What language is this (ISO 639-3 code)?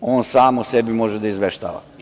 srp